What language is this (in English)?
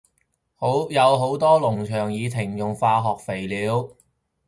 Cantonese